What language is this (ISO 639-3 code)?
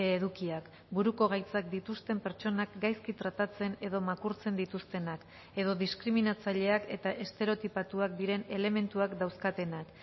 eus